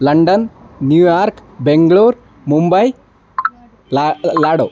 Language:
Sanskrit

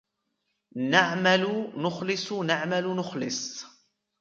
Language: Arabic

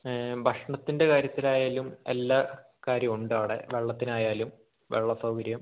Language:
Malayalam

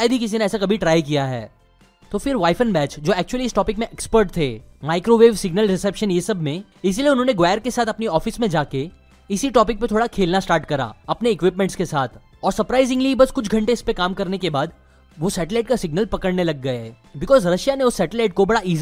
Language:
Hindi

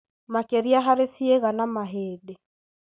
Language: Kikuyu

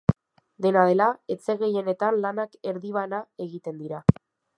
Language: Basque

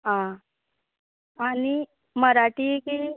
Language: Konkani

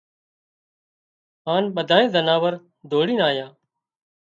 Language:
Wadiyara Koli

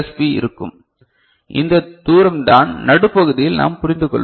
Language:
Tamil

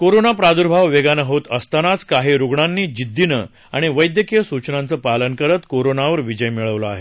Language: Marathi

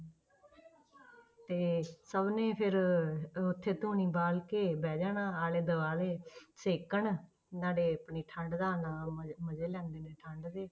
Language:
Punjabi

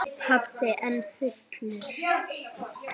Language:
Icelandic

